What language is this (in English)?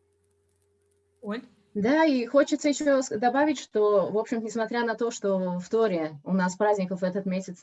Russian